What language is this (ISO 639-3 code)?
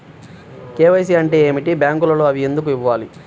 tel